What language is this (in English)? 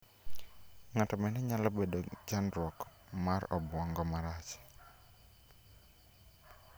Luo (Kenya and Tanzania)